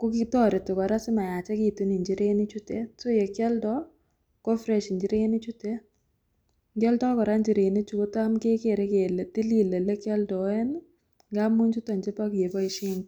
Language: Kalenjin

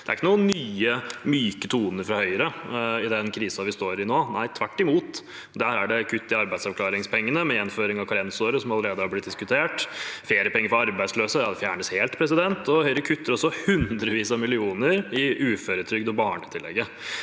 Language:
Norwegian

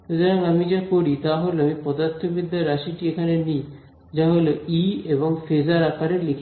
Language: Bangla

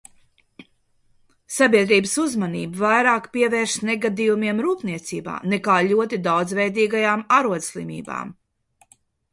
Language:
Latvian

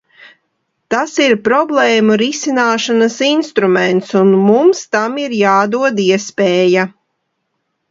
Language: Latvian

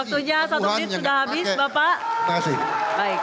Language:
Indonesian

